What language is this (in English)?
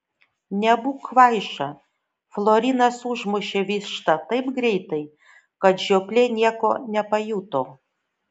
Lithuanian